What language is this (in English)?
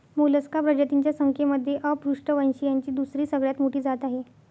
Marathi